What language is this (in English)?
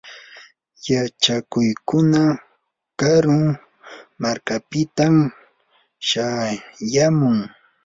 Yanahuanca Pasco Quechua